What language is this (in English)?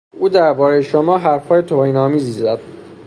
Persian